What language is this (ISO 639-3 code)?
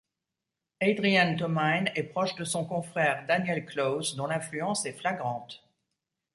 fra